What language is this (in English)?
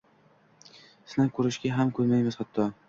Uzbek